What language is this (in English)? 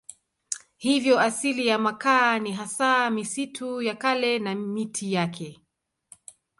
Swahili